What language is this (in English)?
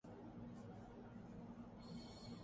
Urdu